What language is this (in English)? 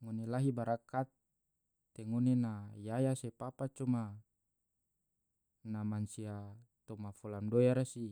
Tidore